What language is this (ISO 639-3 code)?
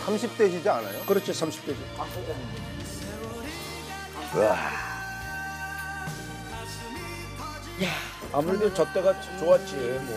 kor